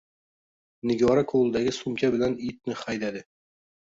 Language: Uzbek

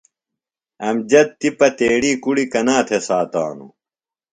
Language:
Phalura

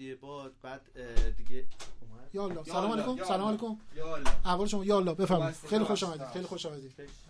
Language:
Persian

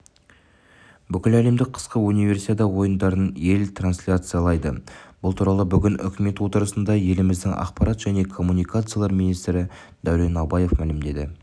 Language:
Kazakh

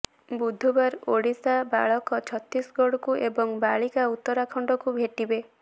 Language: Odia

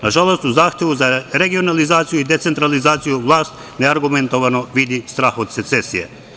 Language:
Serbian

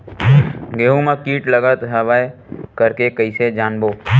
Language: Chhattisgarhi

